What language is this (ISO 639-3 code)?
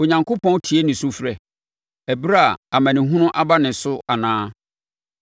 aka